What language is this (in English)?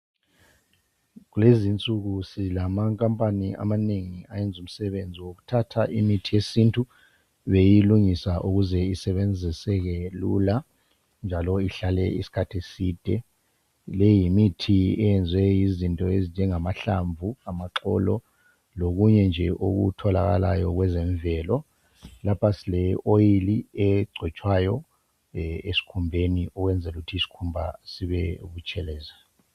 North Ndebele